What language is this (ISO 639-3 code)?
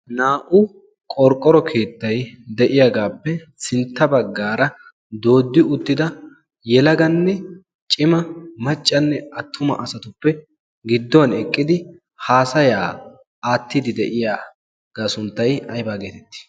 wal